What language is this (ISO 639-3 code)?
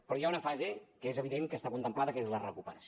cat